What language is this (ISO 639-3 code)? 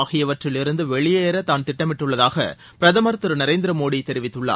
tam